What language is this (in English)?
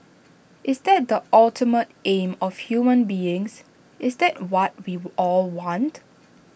English